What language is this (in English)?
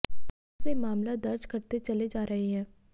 Hindi